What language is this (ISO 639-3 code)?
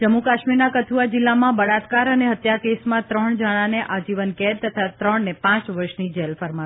guj